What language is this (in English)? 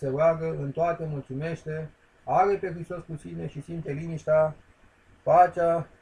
Romanian